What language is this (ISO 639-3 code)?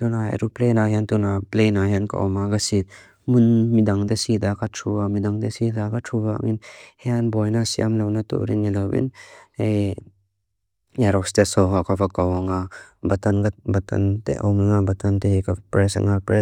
lus